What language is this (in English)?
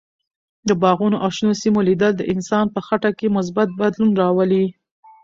Pashto